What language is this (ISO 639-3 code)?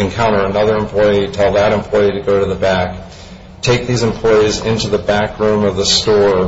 eng